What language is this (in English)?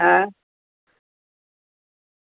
Gujarati